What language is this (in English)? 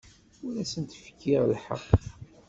Kabyle